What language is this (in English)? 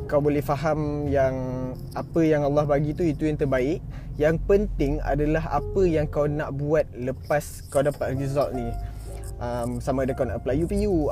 Malay